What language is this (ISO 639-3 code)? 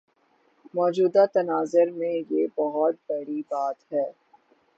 urd